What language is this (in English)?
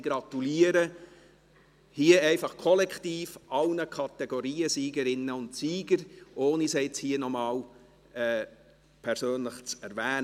Swiss German